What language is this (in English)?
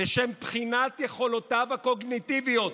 Hebrew